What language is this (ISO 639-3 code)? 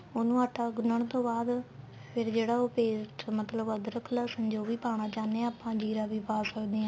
pan